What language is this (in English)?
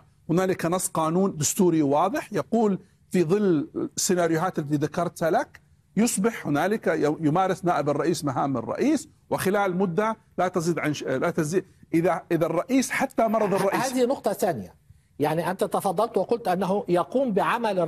Arabic